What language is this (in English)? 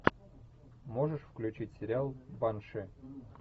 Russian